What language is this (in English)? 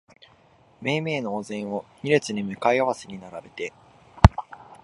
Japanese